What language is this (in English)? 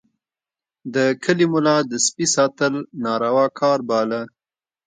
Pashto